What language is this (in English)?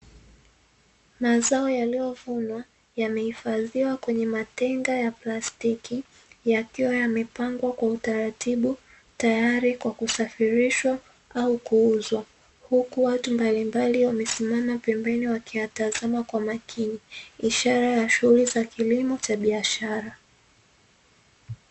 Swahili